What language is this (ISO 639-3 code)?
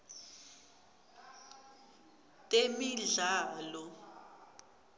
ssw